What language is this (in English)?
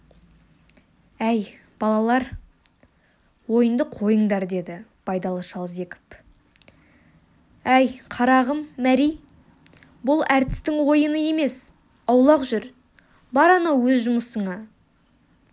Kazakh